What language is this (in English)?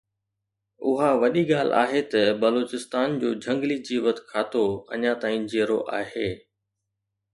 Sindhi